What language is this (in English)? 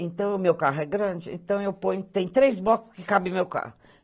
Portuguese